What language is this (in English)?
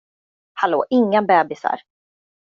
Swedish